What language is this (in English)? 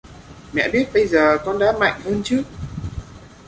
Vietnamese